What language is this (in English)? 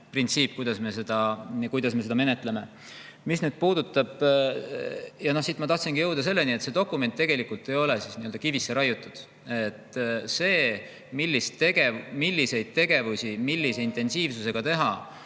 Estonian